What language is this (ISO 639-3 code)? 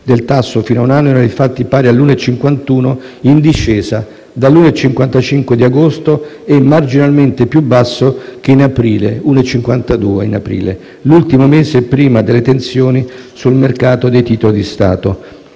ita